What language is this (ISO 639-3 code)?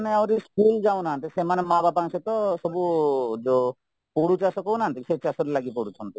ori